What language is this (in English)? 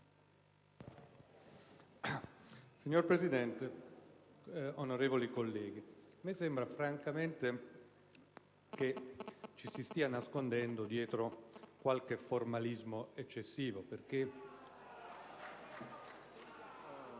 Italian